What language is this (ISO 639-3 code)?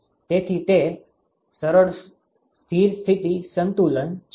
guj